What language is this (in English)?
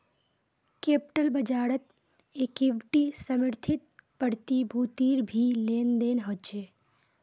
Magahi